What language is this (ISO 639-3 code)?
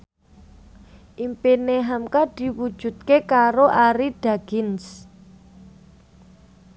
jav